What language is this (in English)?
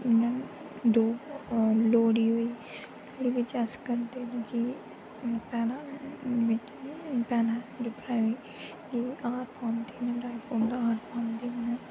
Dogri